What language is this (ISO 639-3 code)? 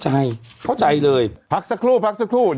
tha